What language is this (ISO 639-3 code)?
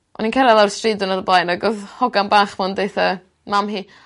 cym